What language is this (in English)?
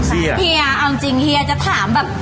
Thai